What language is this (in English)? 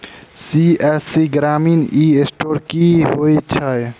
Maithili